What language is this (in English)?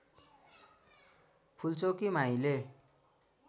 Nepali